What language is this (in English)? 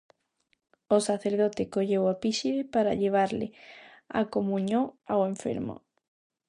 Galician